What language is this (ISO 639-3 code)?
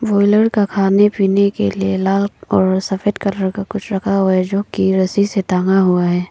hin